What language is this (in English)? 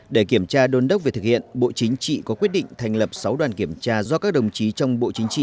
Vietnamese